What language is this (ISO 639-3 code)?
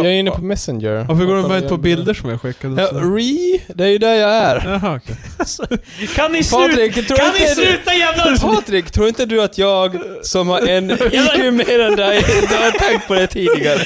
swe